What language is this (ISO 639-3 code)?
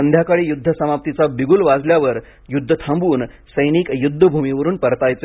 mar